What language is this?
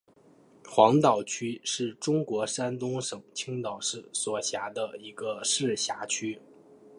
Chinese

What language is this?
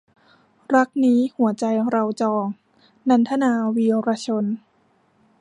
Thai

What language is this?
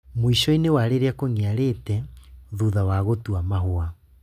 Kikuyu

